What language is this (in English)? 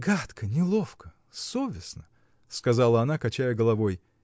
Russian